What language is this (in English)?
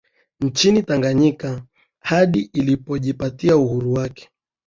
Swahili